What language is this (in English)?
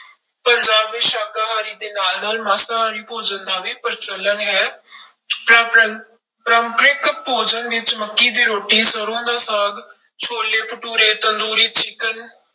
Punjabi